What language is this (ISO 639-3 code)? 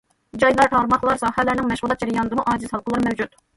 uig